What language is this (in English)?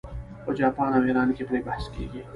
Pashto